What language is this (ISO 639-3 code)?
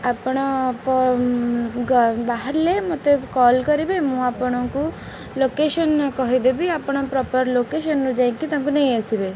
ori